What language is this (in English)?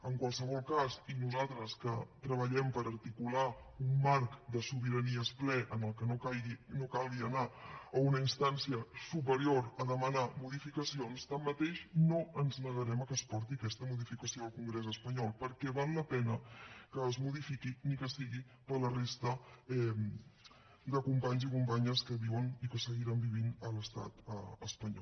Catalan